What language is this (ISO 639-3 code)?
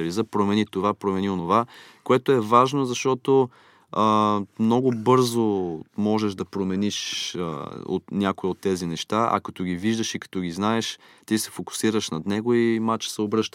bul